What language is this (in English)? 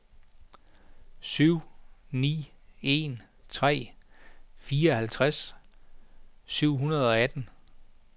Danish